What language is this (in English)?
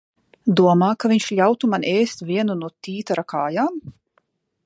Latvian